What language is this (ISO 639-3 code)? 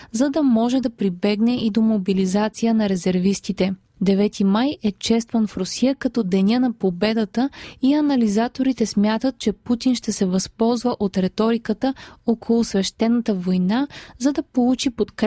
bul